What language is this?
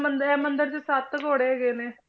Punjabi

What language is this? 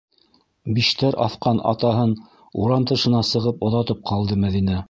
Bashkir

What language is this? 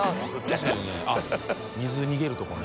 Japanese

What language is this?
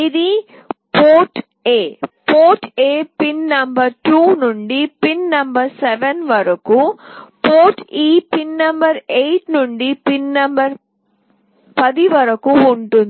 Telugu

